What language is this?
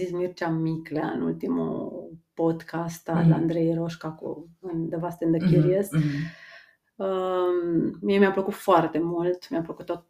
Romanian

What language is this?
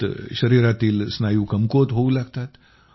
Marathi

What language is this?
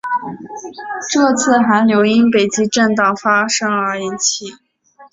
Chinese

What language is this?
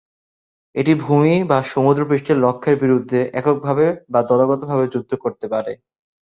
Bangla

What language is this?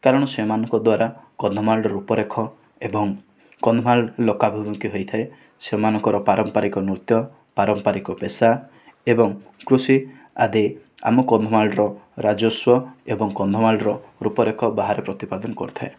Odia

